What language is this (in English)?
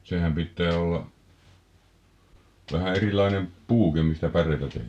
Finnish